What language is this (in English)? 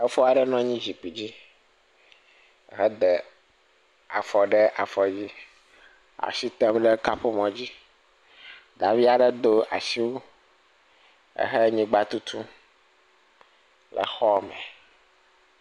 Ewe